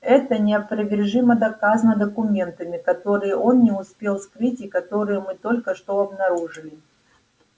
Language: Russian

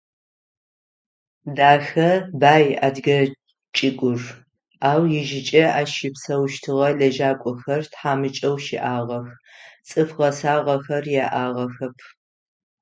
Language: Adyghe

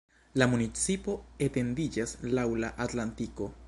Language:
Esperanto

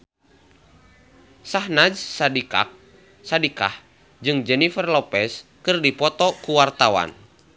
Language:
Sundanese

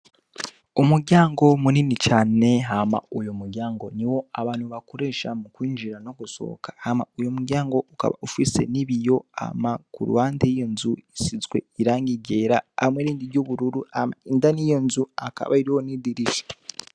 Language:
Rundi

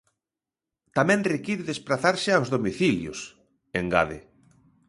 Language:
Galician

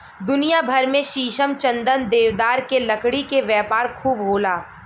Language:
Bhojpuri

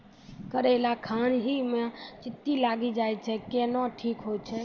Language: Maithili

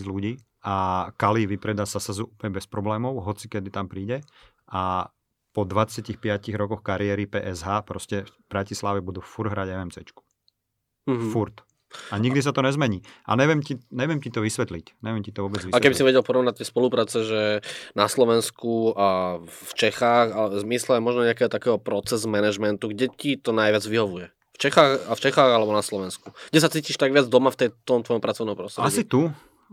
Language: Slovak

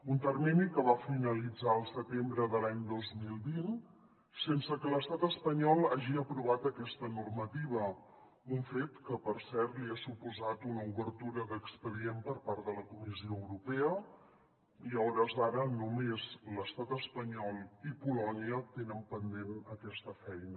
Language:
Catalan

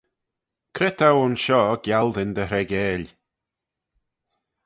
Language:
Manx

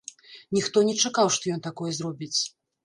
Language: Belarusian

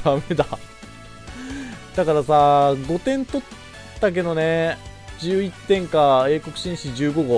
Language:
Japanese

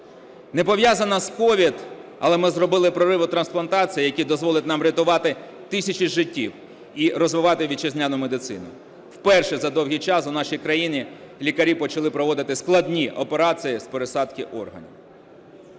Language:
Ukrainian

